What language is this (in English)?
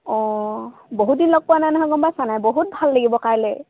Assamese